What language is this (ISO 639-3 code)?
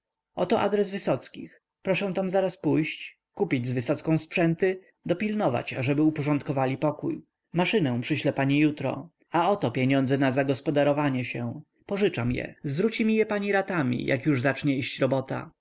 pol